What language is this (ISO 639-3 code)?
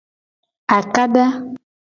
gej